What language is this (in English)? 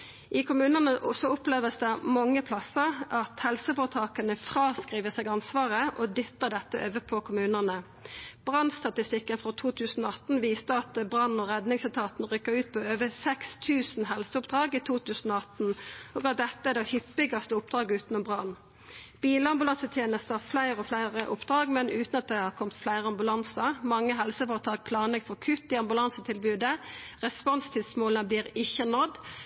Norwegian Nynorsk